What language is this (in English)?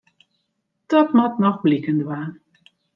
Western Frisian